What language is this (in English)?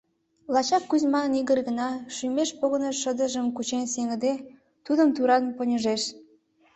Mari